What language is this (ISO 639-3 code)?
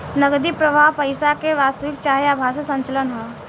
bho